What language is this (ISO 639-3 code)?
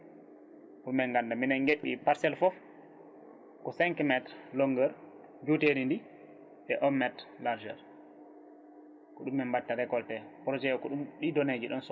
ful